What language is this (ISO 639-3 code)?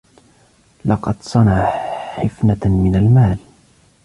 ara